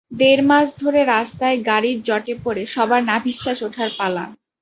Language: Bangla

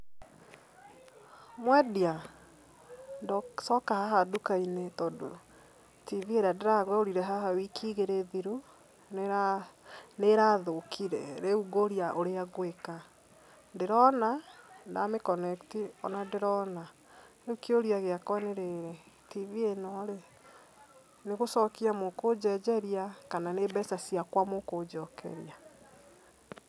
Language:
Kikuyu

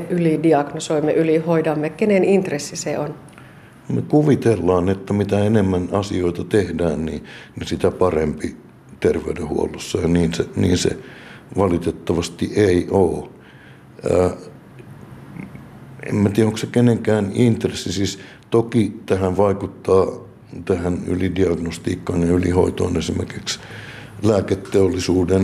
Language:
Finnish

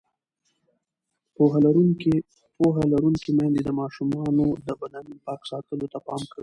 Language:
Pashto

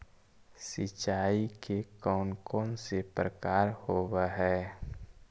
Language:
Magahi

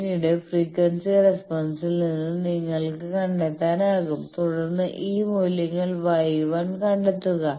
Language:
Malayalam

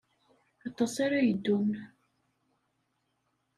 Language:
Kabyle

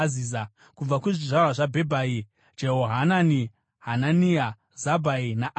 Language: Shona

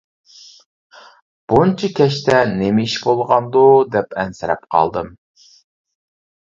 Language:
Uyghur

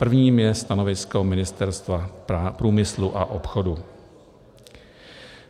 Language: Czech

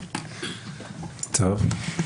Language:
Hebrew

